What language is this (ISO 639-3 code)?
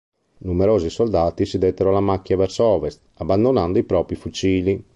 ita